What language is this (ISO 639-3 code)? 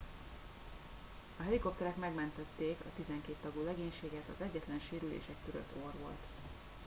hun